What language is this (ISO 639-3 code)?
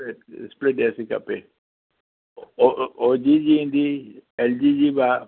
snd